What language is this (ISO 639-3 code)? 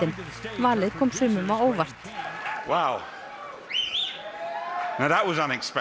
isl